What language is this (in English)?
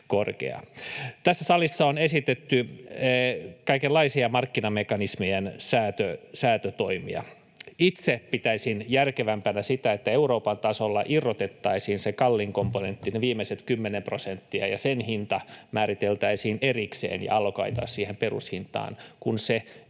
Finnish